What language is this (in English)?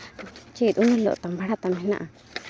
Santali